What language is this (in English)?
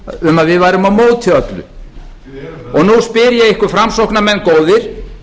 Icelandic